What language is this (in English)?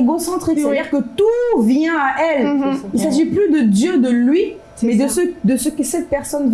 French